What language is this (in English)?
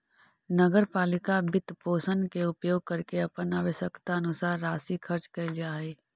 Magahi